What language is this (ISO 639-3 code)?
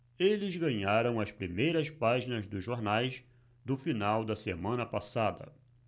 por